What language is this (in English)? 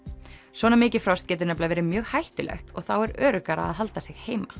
Icelandic